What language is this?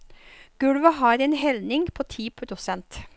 Norwegian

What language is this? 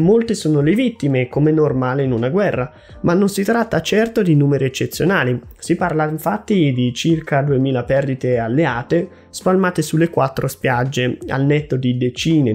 Italian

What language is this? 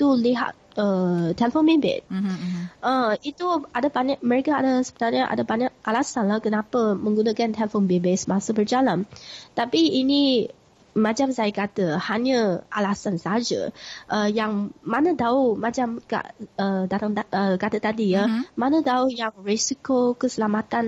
Malay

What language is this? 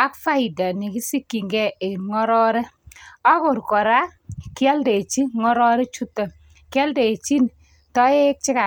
Kalenjin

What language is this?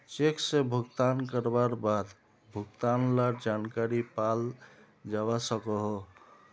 Magahi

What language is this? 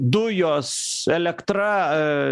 Lithuanian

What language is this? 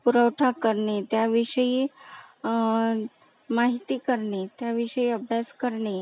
Marathi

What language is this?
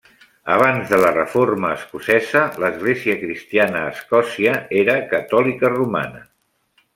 Catalan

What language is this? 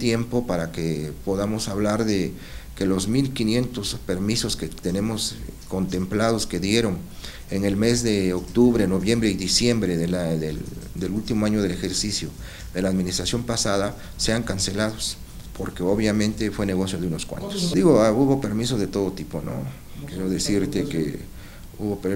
Spanish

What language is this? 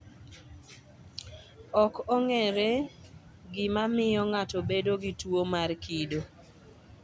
Luo (Kenya and Tanzania)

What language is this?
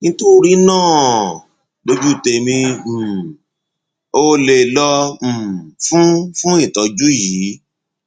Yoruba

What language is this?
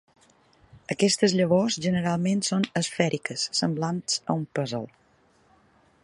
Catalan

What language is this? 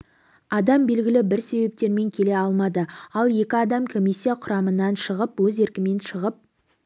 Kazakh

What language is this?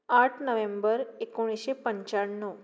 Konkani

